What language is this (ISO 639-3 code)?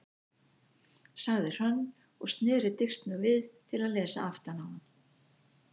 isl